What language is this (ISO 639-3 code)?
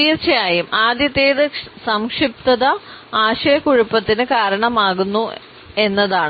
mal